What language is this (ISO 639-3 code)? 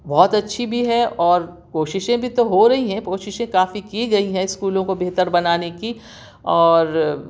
urd